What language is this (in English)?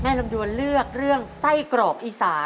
Thai